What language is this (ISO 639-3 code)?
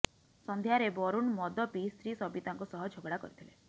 ori